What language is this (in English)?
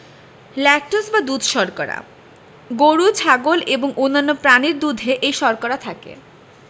Bangla